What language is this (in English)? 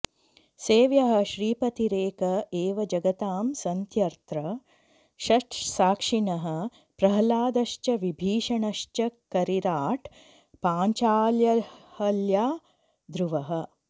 Sanskrit